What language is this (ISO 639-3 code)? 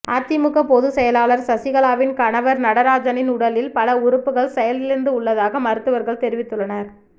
tam